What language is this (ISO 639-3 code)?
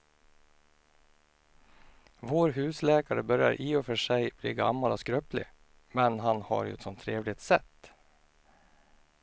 swe